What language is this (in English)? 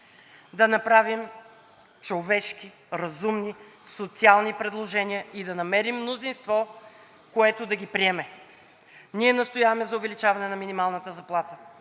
Bulgarian